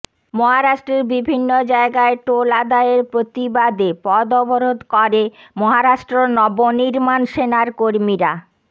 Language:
Bangla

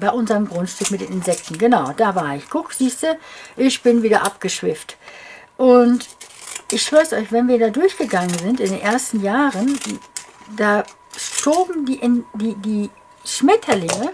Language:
German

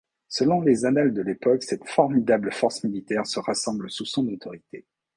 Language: French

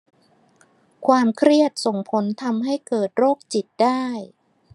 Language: Thai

